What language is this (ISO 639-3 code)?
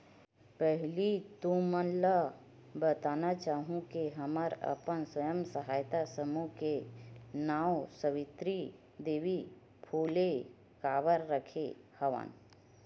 hne